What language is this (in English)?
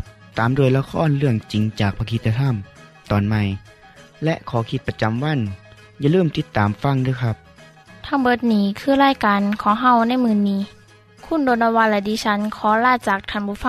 Thai